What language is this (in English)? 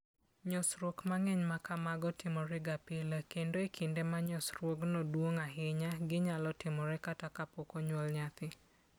Luo (Kenya and Tanzania)